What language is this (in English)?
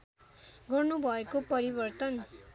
Nepali